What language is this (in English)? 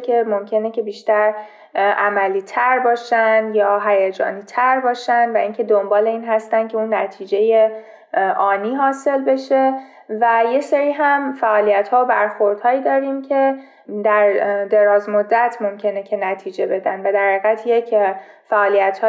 Persian